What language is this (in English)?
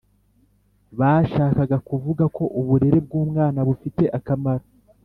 Kinyarwanda